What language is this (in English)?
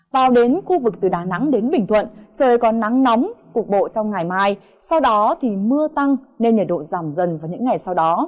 Vietnamese